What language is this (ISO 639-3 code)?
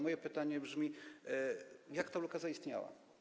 pol